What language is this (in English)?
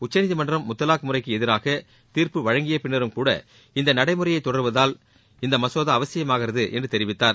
Tamil